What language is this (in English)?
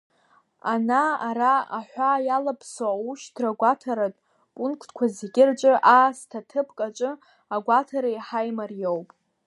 Abkhazian